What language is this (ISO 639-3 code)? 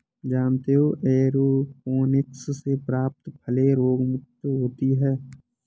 hin